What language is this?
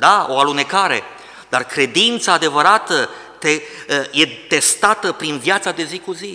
Romanian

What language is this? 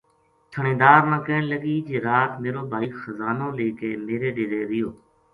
Gujari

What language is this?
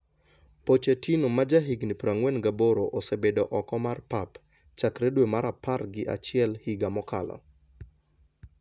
Luo (Kenya and Tanzania)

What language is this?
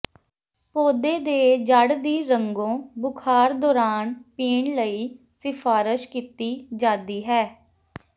Punjabi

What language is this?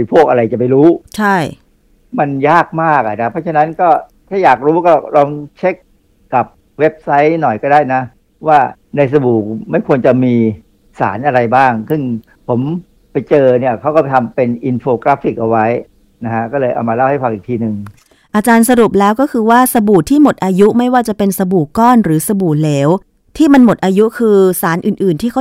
Thai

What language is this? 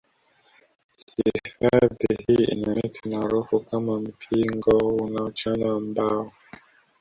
Swahili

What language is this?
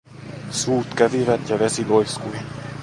Finnish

